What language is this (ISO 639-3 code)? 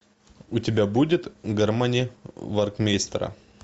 rus